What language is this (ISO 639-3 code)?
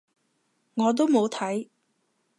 yue